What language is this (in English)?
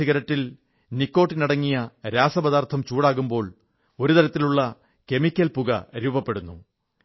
Malayalam